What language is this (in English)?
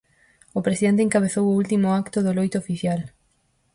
Galician